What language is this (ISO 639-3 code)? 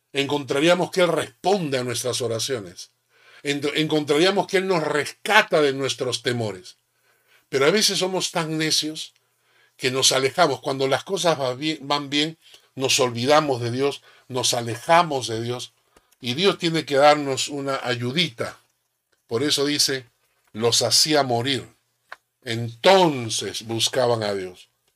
spa